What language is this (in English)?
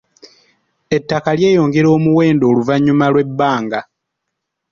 Ganda